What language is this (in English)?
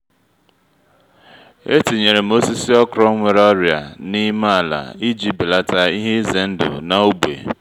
Igbo